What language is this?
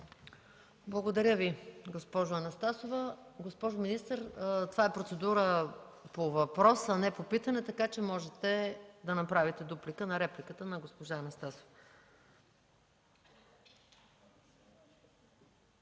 Bulgarian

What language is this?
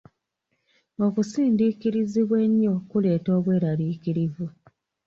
Ganda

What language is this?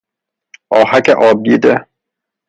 Persian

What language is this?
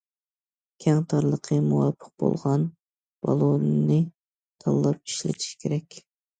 Uyghur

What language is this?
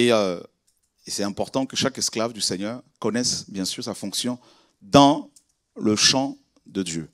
French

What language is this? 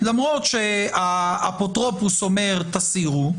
Hebrew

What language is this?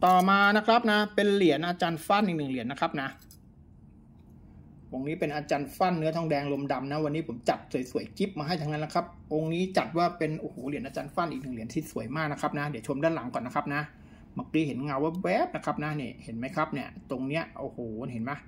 Thai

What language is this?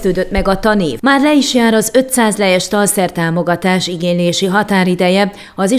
Hungarian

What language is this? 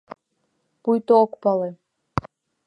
Mari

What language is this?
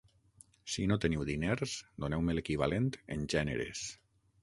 Catalan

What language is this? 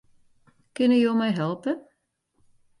Western Frisian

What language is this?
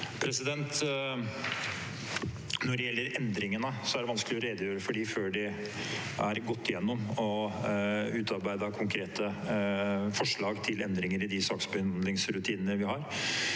Norwegian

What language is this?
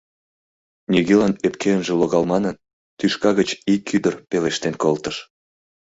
Mari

